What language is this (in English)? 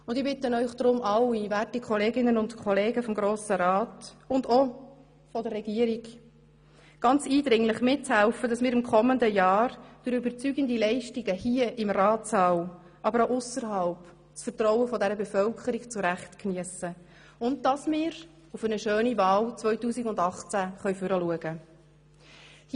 Swiss German